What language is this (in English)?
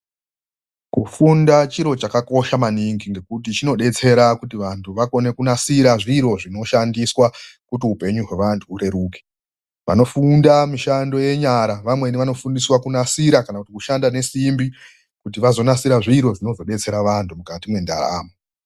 Ndau